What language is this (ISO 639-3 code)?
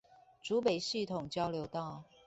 zho